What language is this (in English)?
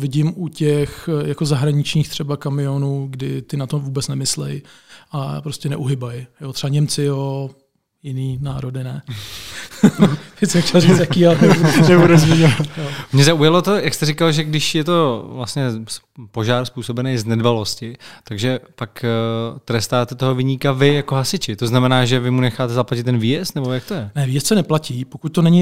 Czech